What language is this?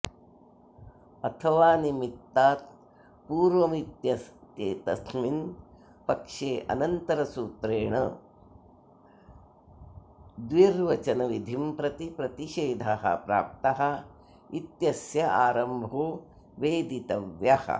Sanskrit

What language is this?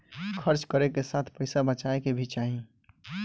Bhojpuri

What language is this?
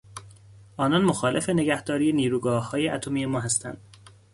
Persian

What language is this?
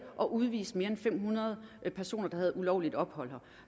Danish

